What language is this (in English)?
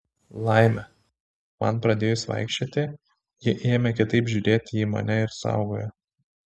Lithuanian